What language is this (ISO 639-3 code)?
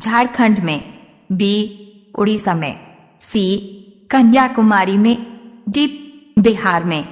hin